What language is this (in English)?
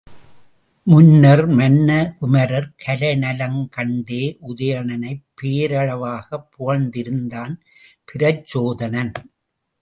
Tamil